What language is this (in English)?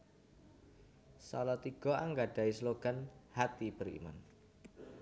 Javanese